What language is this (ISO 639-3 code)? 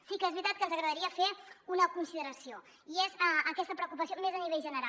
cat